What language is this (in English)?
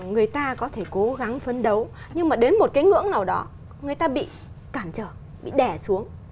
Vietnamese